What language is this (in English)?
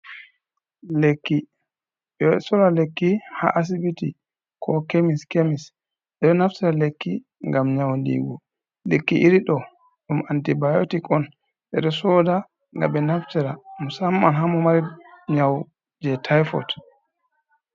Fula